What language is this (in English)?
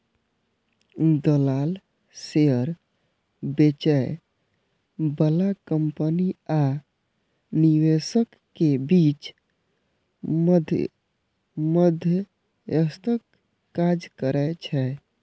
Maithili